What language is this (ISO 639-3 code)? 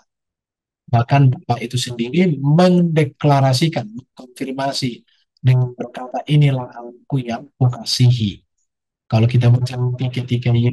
ind